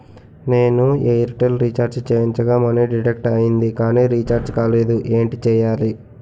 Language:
Telugu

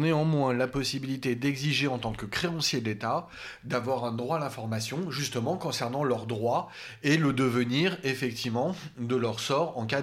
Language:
French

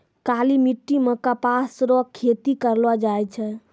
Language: Maithili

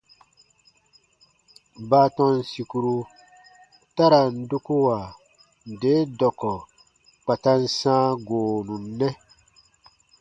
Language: Baatonum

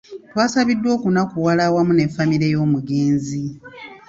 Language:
Ganda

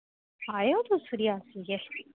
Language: Dogri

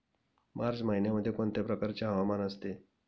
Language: Marathi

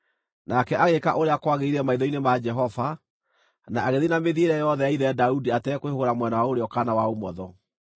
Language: Kikuyu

